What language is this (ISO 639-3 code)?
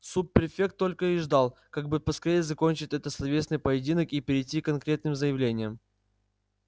rus